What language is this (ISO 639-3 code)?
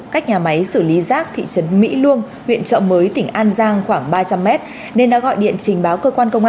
vie